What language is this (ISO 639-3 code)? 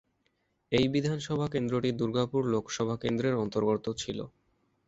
ben